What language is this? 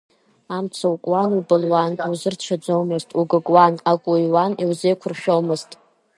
Abkhazian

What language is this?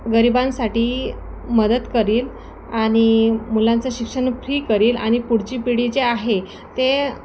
Marathi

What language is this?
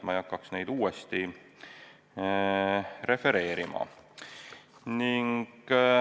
Estonian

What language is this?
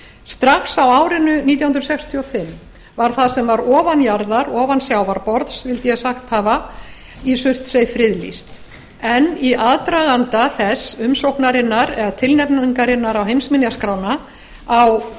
Icelandic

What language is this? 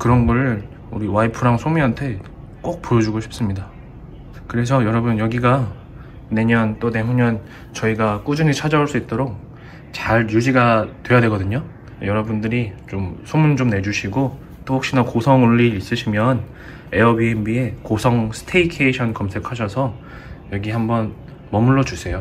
Korean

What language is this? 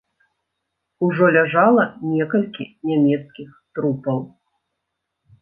Belarusian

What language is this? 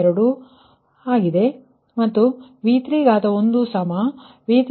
Kannada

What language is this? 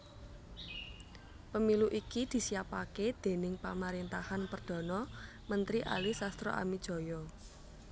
Javanese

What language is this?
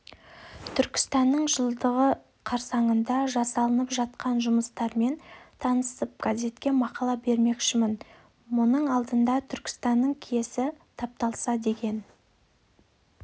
Kazakh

